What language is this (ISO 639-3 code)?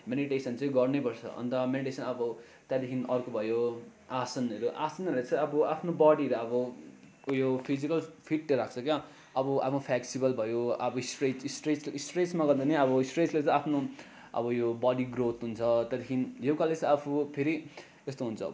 nep